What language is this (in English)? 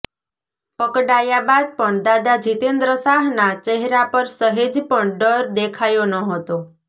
Gujarati